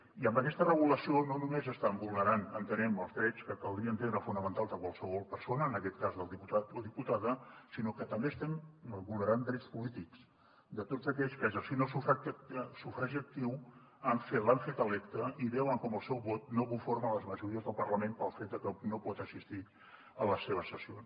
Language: Catalan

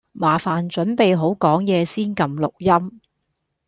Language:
Cantonese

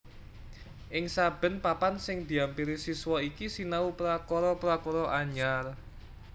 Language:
Javanese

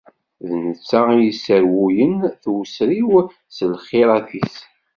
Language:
Kabyle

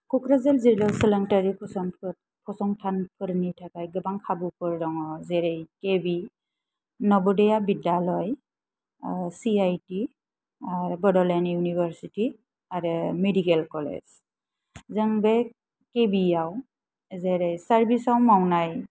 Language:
Bodo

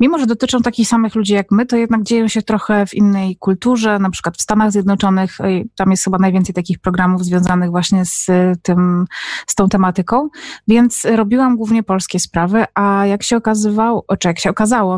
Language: Polish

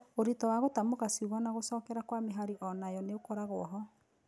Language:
Kikuyu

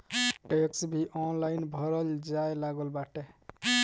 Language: Bhojpuri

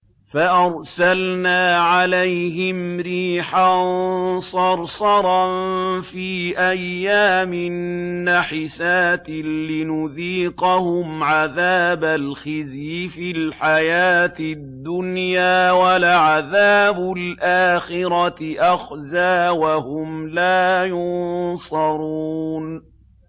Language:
Arabic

